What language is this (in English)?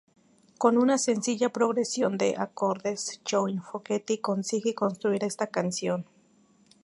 Spanish